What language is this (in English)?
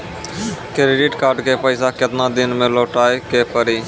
Maithili